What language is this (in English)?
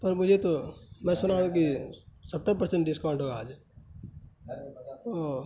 Urdu